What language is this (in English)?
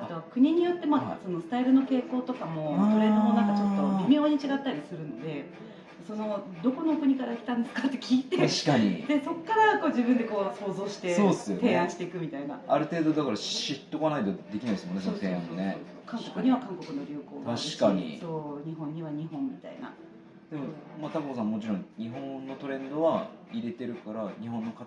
Japanese